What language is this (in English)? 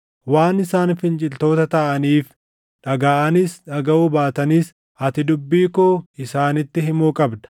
Oromo